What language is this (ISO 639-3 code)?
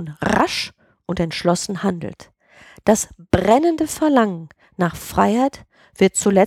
deu